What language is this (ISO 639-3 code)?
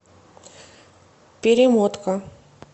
rus